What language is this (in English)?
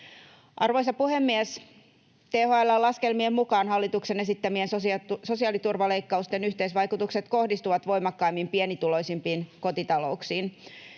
Finnish